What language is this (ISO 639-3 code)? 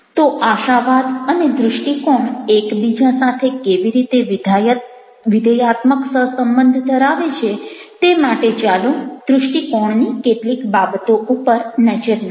guj